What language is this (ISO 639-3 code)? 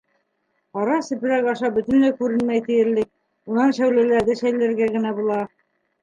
bak